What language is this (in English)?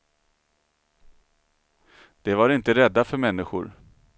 Swedish